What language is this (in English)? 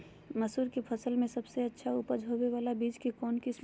Magahi